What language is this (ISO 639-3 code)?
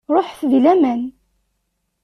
kab